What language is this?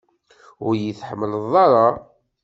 Kabyle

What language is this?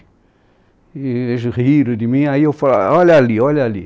Portuguese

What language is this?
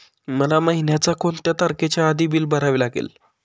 Marathi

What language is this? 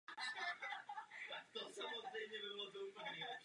Czech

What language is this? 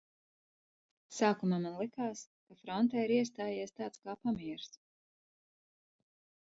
Latvian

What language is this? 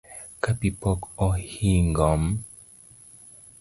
Luo (Kenya and Tanzania)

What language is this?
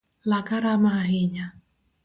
Luo (Kenya and Tanzania)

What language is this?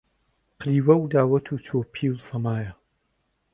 Central Kurdish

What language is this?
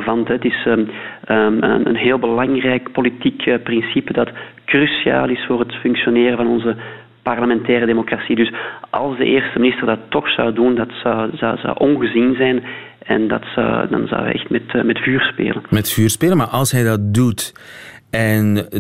Dutch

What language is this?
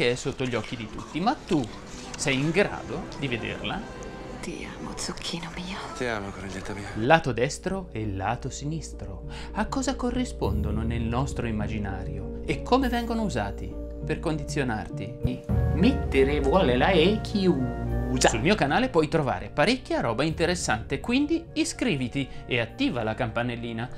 Italian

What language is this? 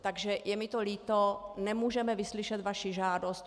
Czech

